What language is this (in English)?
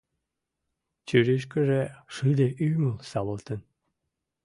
Mari